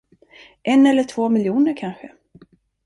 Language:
Swedish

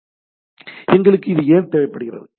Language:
Tamil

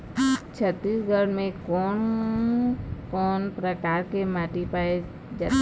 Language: Chhattisgarhi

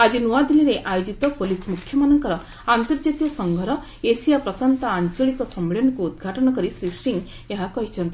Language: Odia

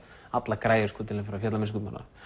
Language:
Icelandic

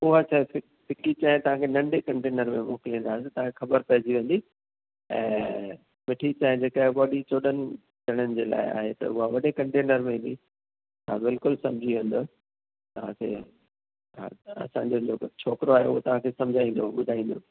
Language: Sindhi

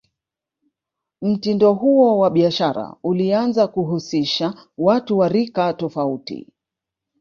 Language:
Swahili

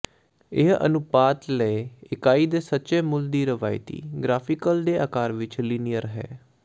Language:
Punjabi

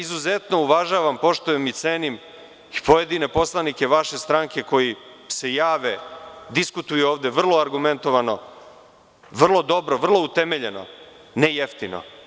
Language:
Serbian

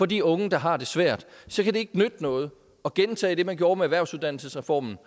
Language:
Danish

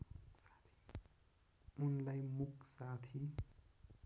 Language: Nepali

